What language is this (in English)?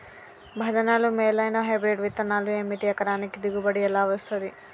Telugu